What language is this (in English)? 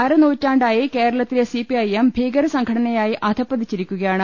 Malayalam